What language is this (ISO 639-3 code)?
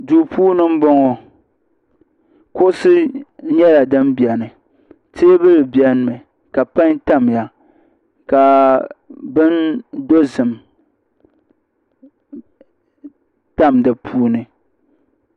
dag